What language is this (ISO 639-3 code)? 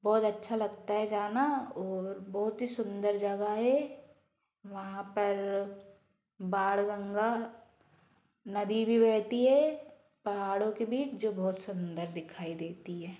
hin